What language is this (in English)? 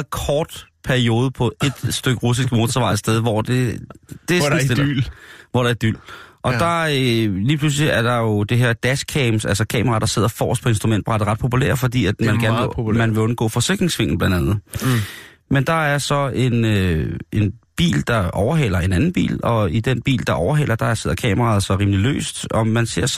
Danish